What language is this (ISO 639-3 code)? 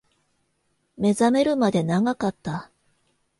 jpn